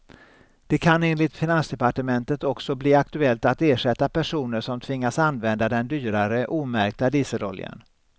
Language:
Swedish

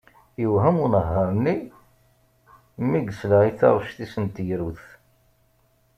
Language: Kabyle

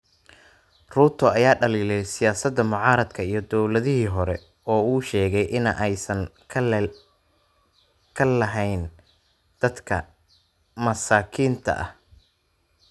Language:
Somali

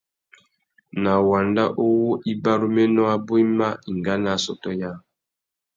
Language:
Tuki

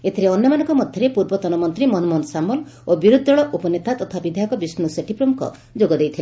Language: Odia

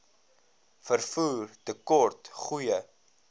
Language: Afrikaans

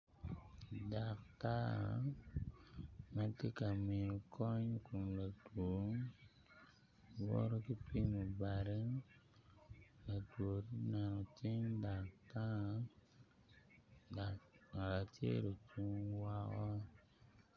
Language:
Acoli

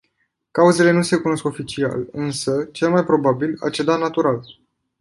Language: Romanian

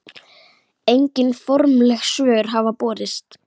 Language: Icelandic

